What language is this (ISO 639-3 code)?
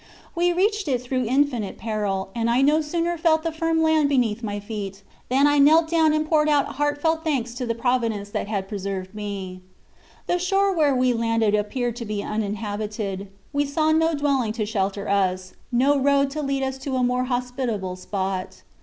eng